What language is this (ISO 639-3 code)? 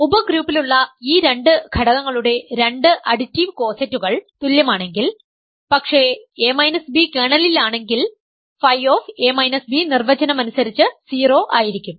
mal